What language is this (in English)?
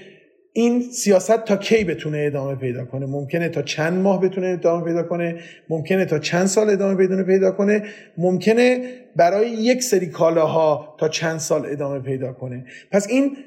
Persian